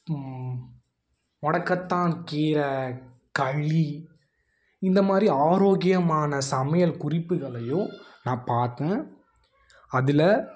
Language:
Tamil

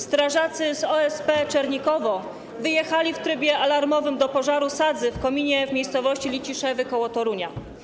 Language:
Polish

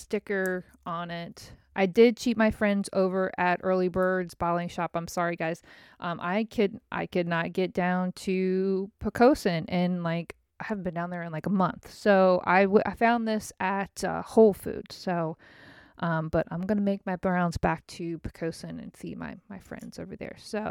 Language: English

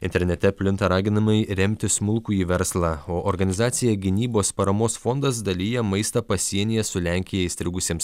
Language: Lithuanian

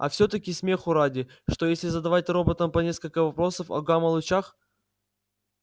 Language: Russian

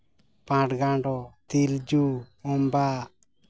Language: Santali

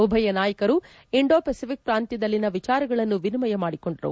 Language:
Kannada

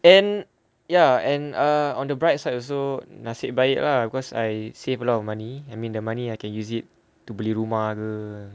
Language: English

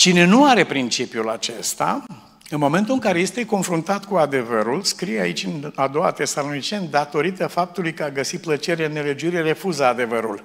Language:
Romanian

